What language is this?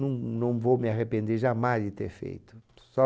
Portuguese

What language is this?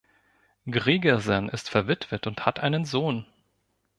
German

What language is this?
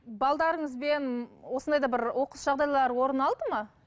Kazakh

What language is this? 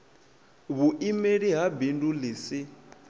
Venda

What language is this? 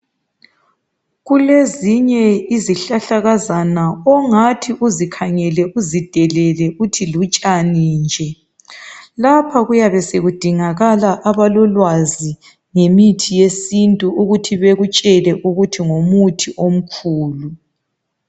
North Ndebele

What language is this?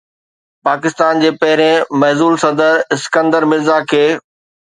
Sindhi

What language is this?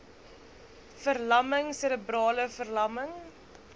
Afrikaans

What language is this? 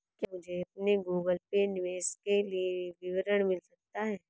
Hindi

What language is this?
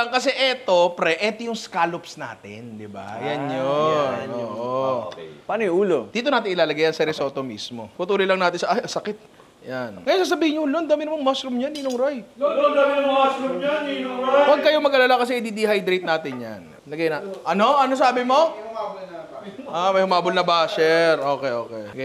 Filipino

